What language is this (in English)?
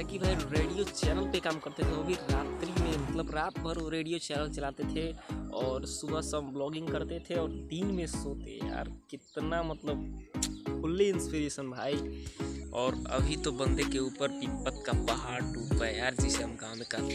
Hindi